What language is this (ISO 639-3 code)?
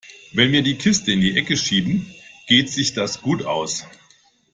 deu